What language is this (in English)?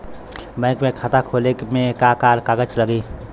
Bhojpuri